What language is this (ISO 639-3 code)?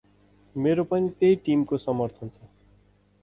nep